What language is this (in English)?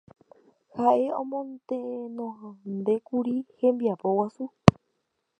Guarani